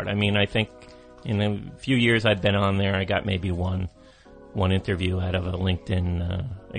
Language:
English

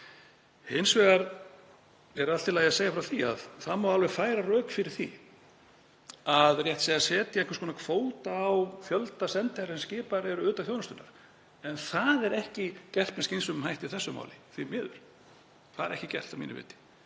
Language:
Icelandic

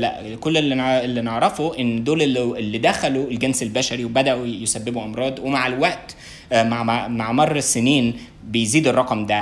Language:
Arabic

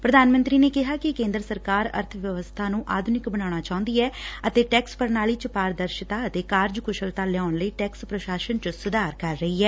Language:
Punjabi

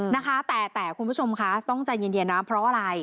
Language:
Thai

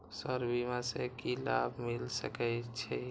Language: Maithili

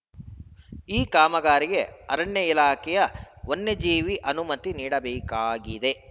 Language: Kannada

